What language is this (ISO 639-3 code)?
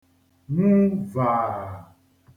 ibo